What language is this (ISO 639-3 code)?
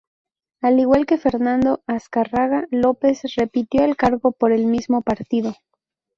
spa